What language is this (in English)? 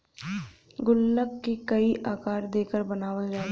Bhojpuri